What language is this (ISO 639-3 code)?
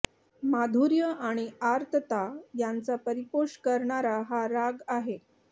mar